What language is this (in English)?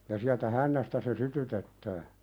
Finnish